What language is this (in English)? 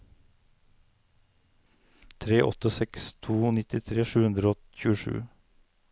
Norwegian